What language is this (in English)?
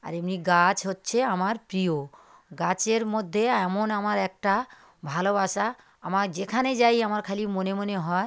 Bangla